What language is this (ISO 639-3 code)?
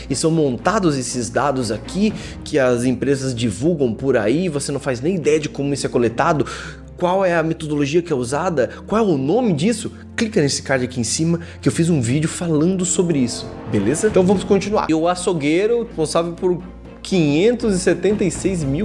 por